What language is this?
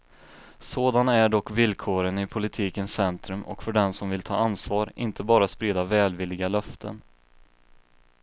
Swedish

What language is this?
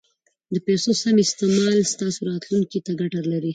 Pashto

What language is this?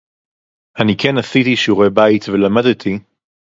Hebrew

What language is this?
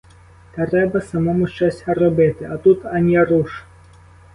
Ukrainian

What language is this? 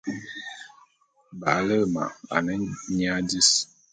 Bulu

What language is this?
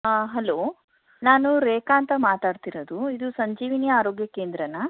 Kannada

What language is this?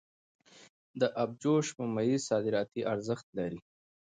Pashto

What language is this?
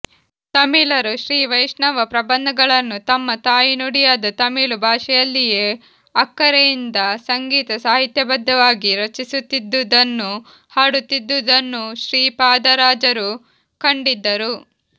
Kannada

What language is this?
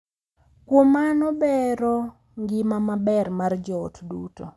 Luo (Kenya and Tanzania)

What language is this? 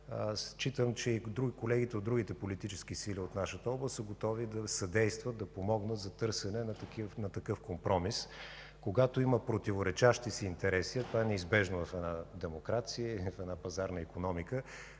Bulgarian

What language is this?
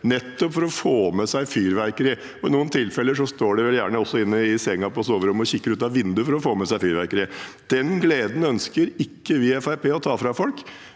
Norwegian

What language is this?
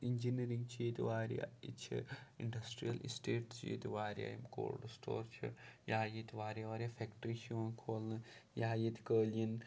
Kashmiri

